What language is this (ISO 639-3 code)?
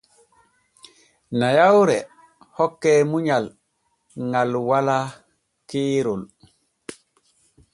fue